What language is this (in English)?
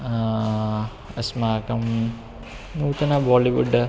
Sanskrit